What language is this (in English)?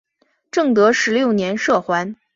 Chinese